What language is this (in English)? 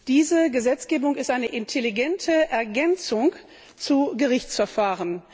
German